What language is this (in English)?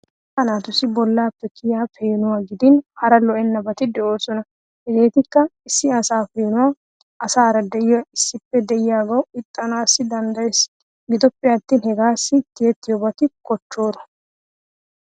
Wolaytta